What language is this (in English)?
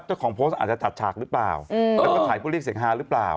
Thai